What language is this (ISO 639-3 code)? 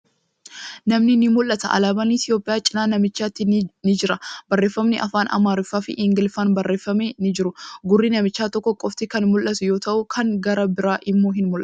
orm